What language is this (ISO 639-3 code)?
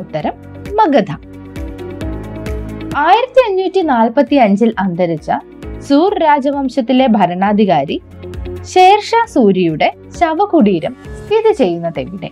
mal